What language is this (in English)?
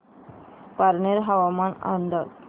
Marathi